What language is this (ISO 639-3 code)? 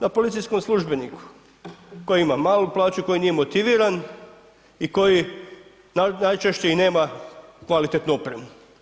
hrv